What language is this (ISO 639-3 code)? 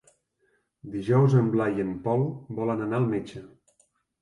cat